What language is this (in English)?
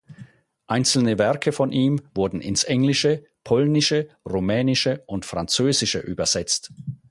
German